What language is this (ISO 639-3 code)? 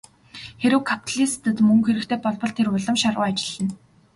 mon